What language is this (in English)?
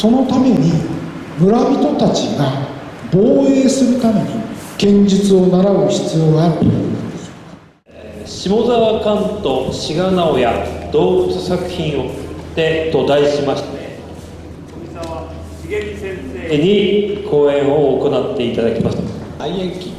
Japanese